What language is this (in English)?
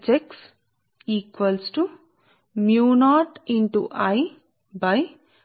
Telugu